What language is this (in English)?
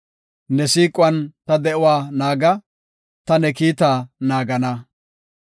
Gofa